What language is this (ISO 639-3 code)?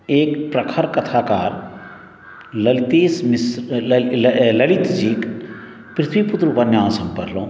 mai